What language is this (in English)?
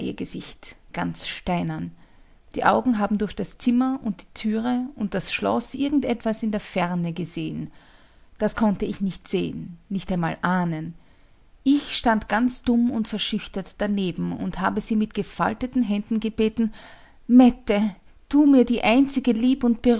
German